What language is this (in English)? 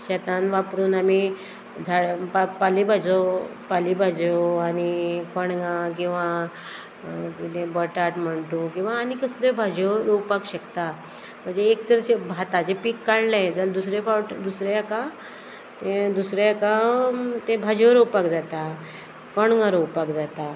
Konkani